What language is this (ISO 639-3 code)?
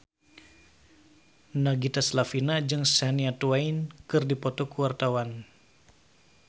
sun